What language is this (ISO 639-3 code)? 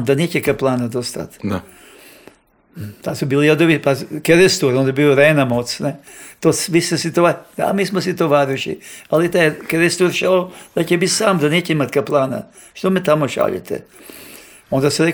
hrv